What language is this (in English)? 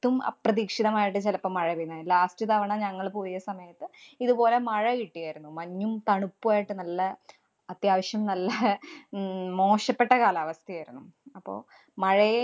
Malayalam